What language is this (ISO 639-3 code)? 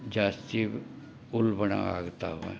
kan